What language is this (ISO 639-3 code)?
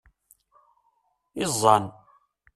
kab